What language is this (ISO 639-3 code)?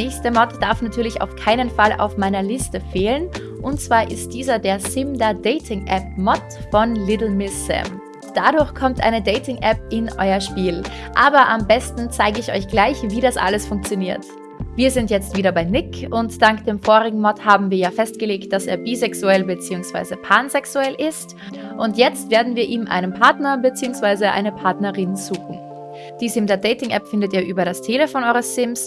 deu